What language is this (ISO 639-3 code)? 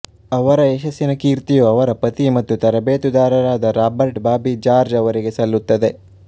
kan